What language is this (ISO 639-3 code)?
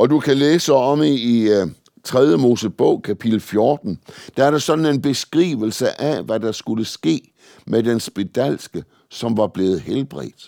dan